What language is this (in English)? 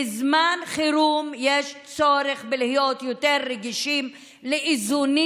Hebrew